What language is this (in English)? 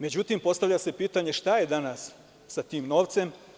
Serbian